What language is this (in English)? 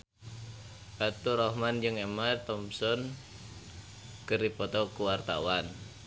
Sundanese